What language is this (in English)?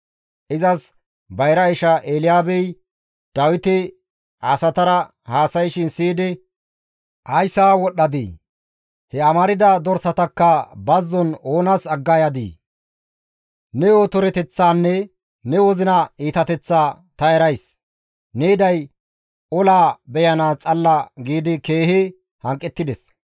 Gamo